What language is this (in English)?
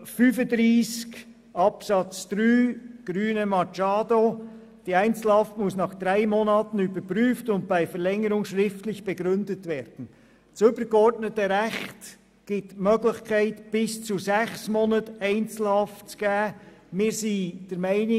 Swiss German